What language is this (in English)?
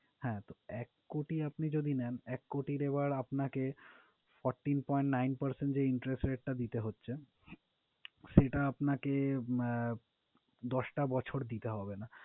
Bangla